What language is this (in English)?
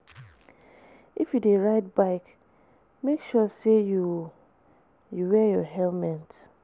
Nigerian Pidgin